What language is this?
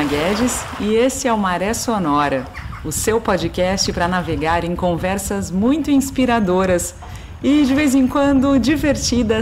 Portuguese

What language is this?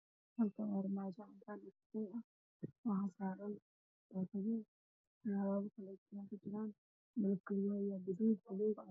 Somali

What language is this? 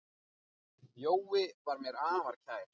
Icelandic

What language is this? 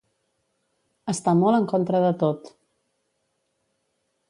Catalan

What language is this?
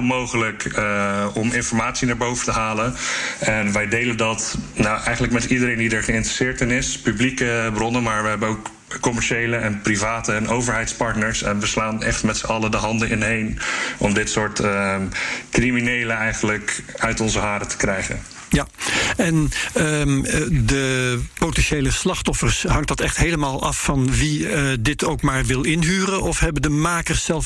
Dutch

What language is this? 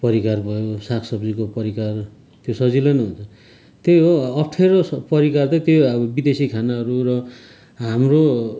Nepali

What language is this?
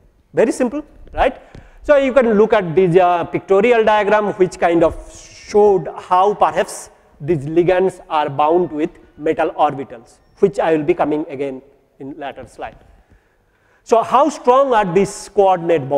English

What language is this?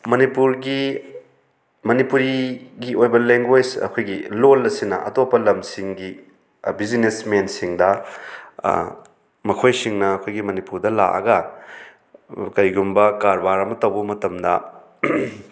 Manipuri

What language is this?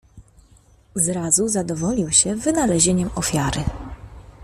Polish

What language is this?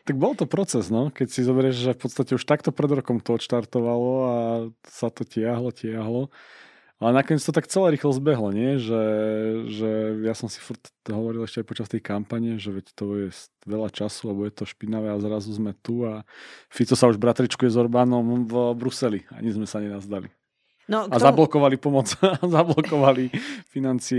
Slovak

